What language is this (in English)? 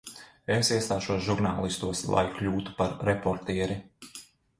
Latvian